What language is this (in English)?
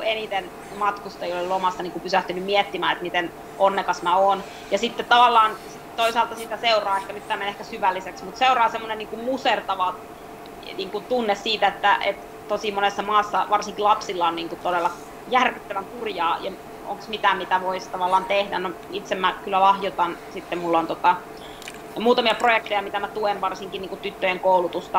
Finnish